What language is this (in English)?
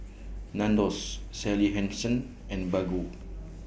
English